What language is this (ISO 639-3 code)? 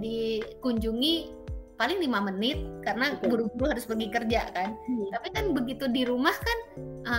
ind